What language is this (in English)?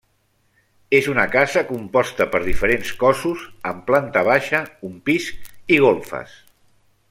Catalan